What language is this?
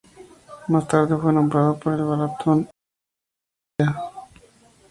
Spanish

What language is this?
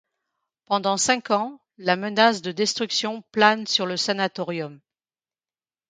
French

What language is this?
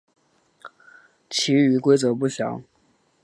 Chinese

